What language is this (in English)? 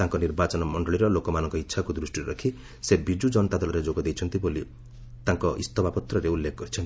Odia